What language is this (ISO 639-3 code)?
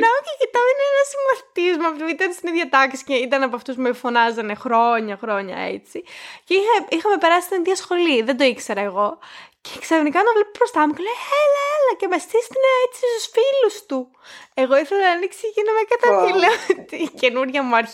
ell